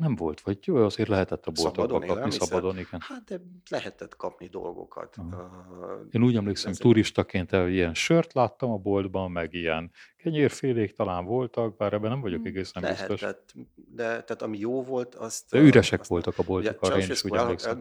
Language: Hungarian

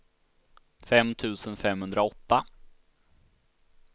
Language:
Swedish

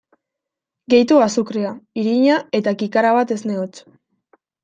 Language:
Basque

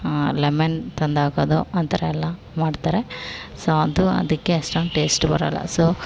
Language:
Kannada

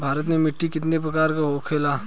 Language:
Bhojpuri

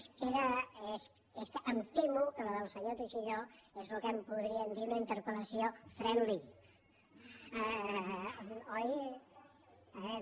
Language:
Catalan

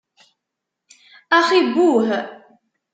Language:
Kabyle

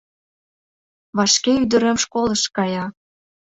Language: Mari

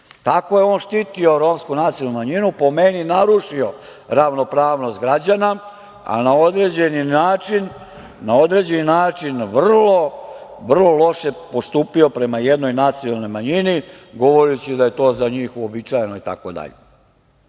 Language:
Serbian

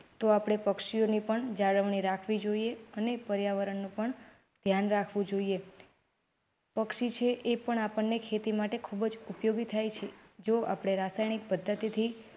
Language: Gujarati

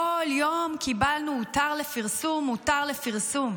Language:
Hebrew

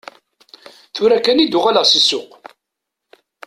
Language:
Kabyle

